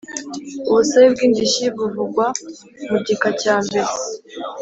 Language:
Kinyarwanda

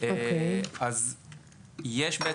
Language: Hebrew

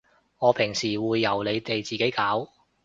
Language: Cantonese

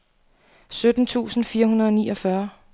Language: Danish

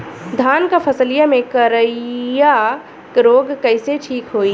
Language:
Bhojpuri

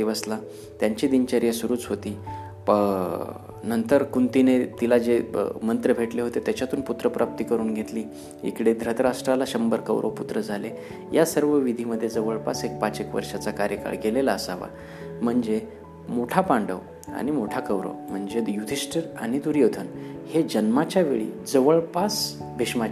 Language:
Marathi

